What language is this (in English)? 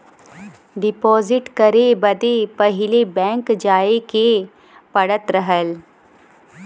Bhojpuri